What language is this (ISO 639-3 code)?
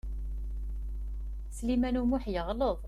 kab